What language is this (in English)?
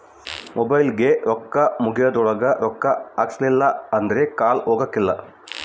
Kannada